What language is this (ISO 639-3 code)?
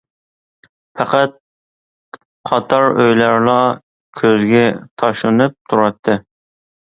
uig